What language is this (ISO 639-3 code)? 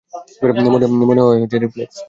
ben